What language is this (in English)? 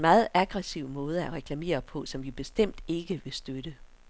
Danish